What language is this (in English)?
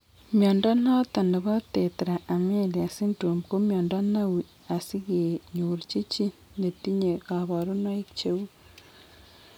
Kalenjin